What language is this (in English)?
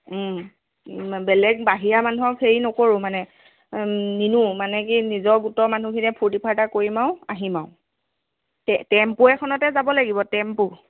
Assamese